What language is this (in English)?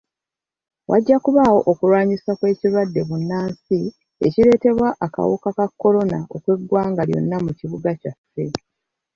Ganda